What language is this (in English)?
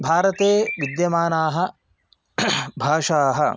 Sanskrit